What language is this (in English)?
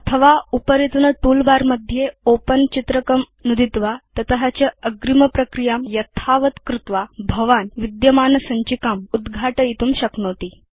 Sanskrit